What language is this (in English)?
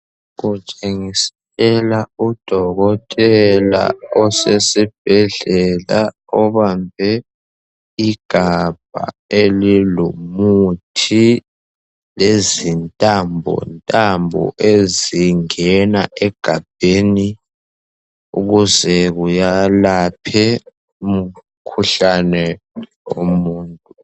North Ndebele